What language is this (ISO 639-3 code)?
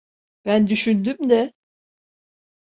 tur